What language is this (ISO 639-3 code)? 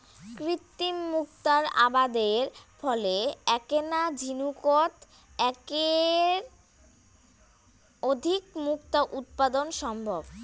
ben